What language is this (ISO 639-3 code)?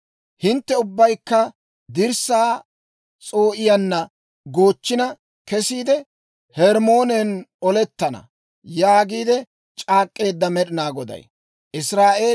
dwr